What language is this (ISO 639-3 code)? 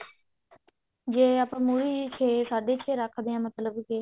pan